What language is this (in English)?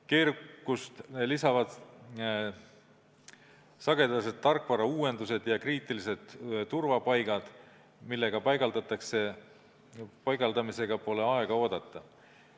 Estonian